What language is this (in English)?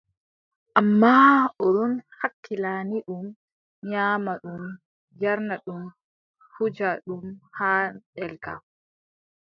Adamawa Fulfulde